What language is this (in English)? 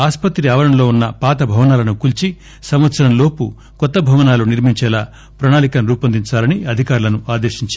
Telugu